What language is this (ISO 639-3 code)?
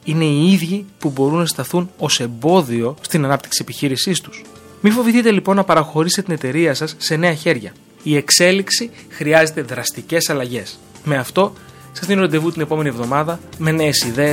ell